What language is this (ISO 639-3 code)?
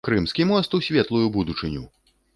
bel